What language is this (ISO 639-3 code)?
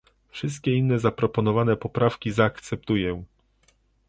pol